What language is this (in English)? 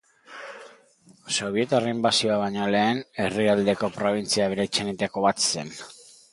Basque